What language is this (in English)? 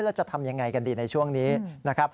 Thai